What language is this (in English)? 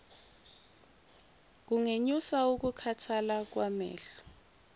Zulu